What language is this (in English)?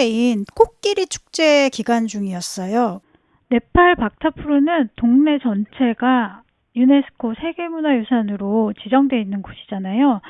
Korean